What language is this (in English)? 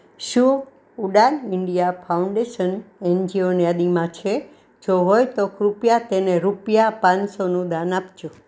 Gujarati